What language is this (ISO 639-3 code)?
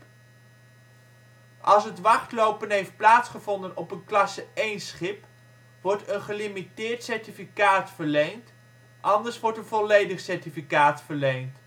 nld